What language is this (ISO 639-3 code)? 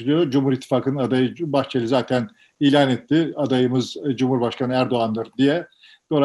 tur